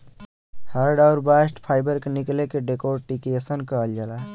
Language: Bhojpuri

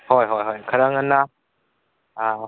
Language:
Manipuri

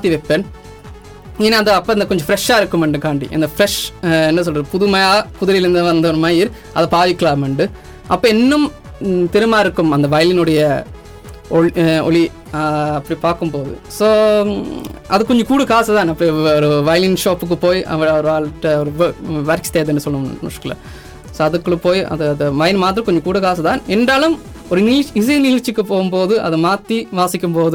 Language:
Tamil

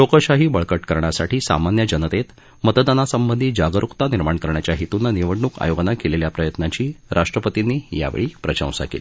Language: Marathi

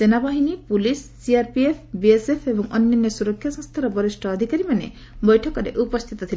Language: Odia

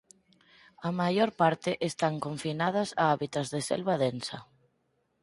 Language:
Galician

